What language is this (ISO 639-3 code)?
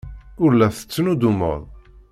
kab